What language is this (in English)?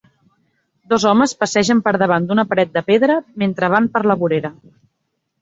Catalan